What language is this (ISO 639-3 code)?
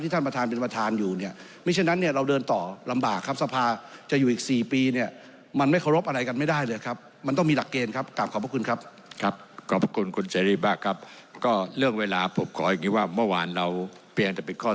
tha